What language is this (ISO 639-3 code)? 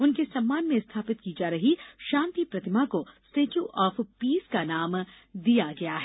hin